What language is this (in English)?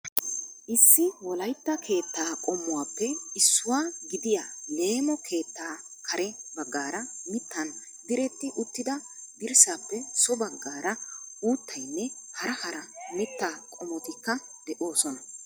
Wolaytta